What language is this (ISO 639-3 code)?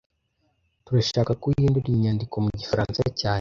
kin